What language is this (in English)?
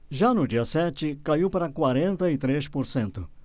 Portuguese